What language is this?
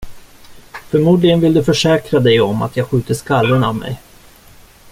Swedish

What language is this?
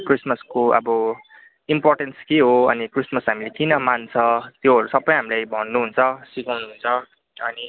Nepali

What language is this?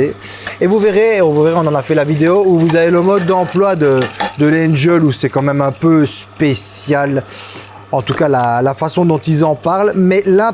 French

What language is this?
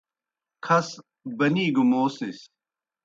Kohistani Shina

